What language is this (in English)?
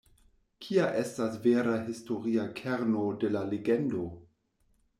Esperanto